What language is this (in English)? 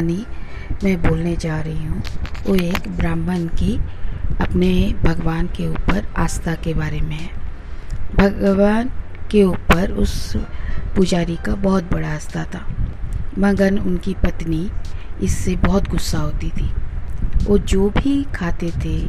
Hindi